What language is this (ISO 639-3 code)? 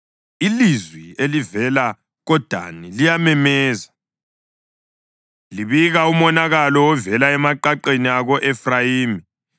nde